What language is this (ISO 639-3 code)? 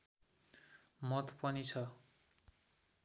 nep